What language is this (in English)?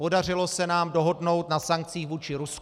Czech